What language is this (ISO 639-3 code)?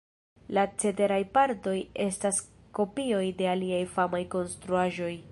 epo